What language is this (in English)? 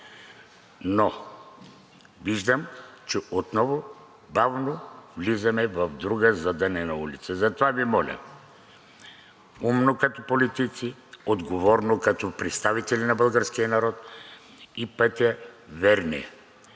Bulgarian